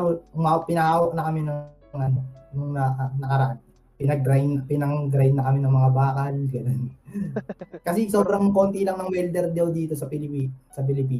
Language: Filipino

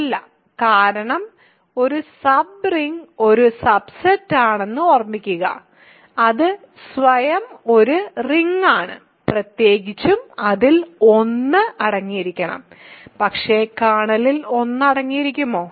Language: Malayalam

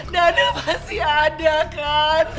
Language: Indonesian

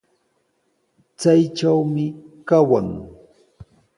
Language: Sihuas Ancash Quechua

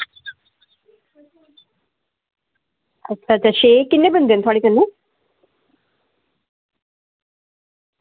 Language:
Dogri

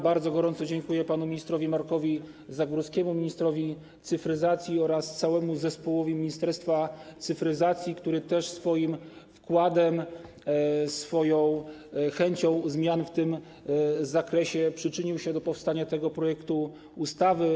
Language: Polish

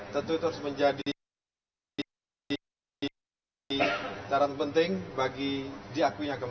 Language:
Indonesian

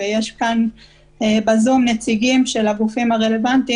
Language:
Hebrew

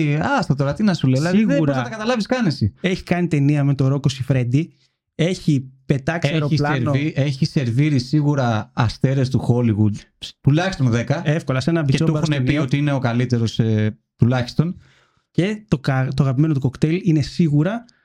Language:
Greek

